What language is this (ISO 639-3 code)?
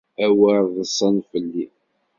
kab